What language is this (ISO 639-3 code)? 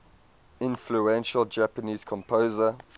eng